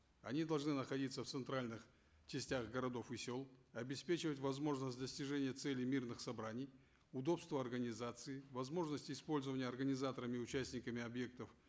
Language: Kazakh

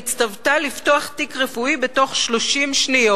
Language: Hebrew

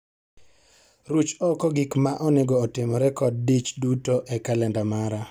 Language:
Luo (Kenya and Tanzania)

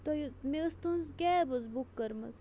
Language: Kashmiri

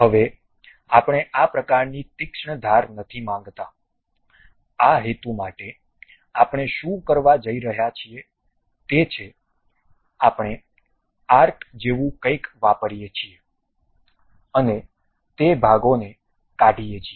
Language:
Gujarati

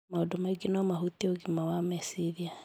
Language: Kikuyu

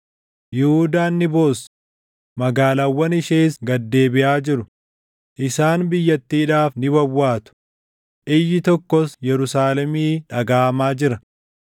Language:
Oromo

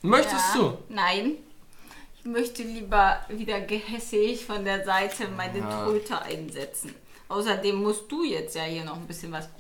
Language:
German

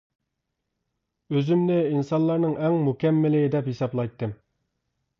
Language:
Uyghur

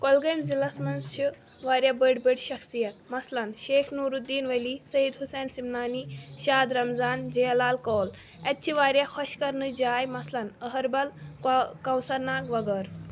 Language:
Kashmiri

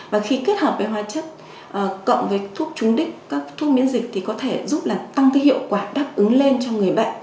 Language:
Vietnamese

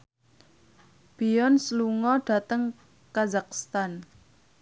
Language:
Javanese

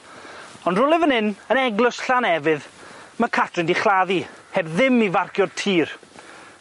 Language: Welsh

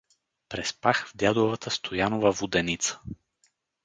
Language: Bulgarian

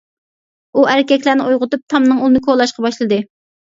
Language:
Uyghur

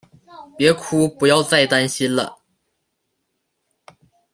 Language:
Chinese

